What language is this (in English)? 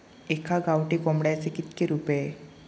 Marathi